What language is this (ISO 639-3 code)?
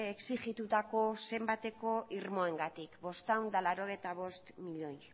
eus